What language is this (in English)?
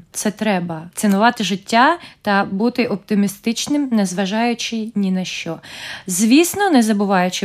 Ukrainian